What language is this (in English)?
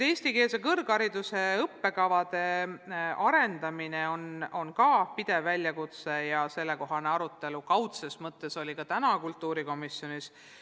Estonian